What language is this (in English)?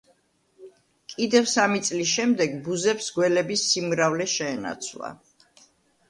Georgian